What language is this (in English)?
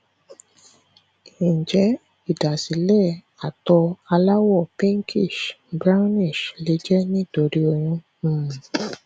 Yoruba